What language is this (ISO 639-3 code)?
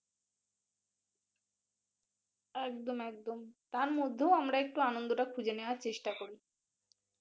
ben